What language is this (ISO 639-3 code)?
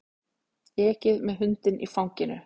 isl